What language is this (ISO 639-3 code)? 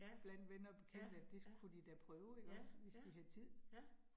dan